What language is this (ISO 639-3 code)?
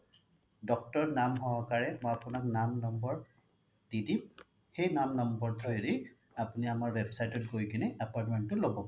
asm